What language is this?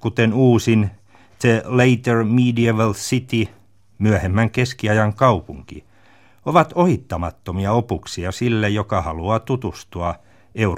Finnish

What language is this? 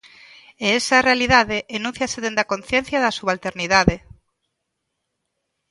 Galician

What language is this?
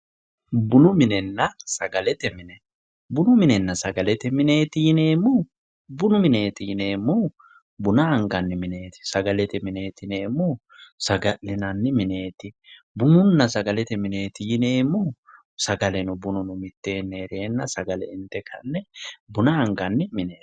Sidamo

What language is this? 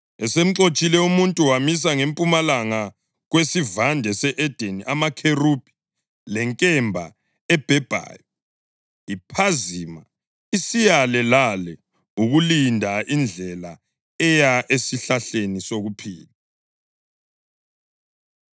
North Ndebele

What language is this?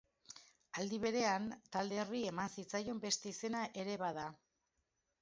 Basque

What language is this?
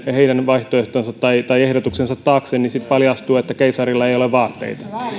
Finnish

